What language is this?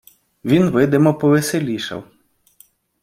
Ukrainian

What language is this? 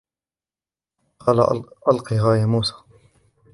Arabic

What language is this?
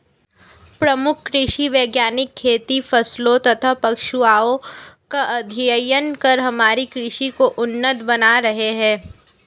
Hindi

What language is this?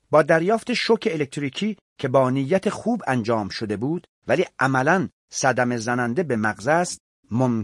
Persian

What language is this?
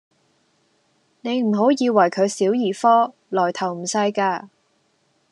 Cantonese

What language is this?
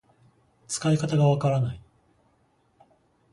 Japanese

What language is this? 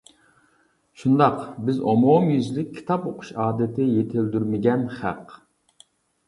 Uyghur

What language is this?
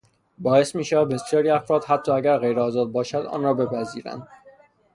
Persian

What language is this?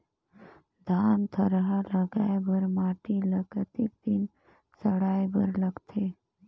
Chhattisgarhi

